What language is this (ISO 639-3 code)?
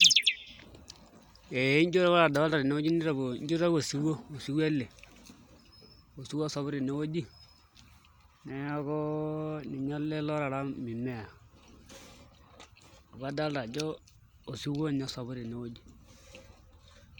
mas